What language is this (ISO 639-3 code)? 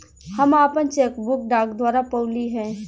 bho